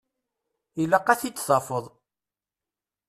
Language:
Kabyle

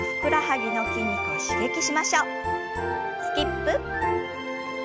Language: Japanese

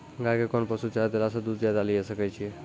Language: Maithili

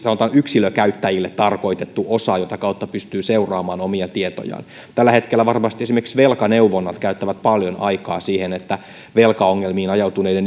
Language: Finnish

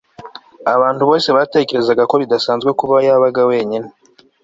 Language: Kinyarwanda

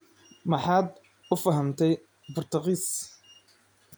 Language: Somali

